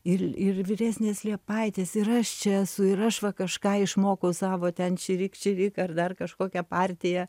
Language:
Lithuanian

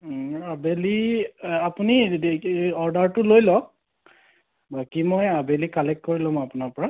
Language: Assamese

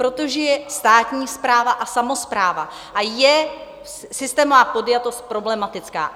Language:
Czech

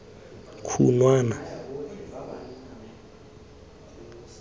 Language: Tswana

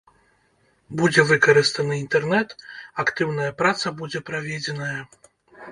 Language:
Belarusian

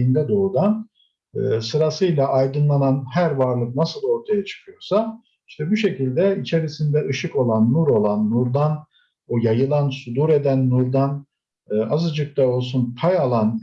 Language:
Turkish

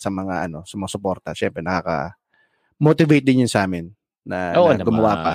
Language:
Filipino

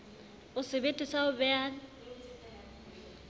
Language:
Southern Sotho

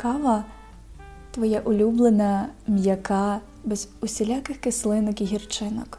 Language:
Ukrainian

